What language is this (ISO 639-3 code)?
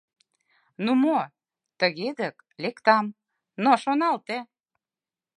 chm